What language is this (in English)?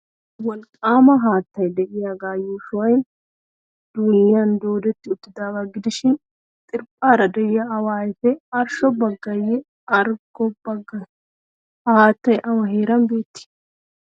Wolaytta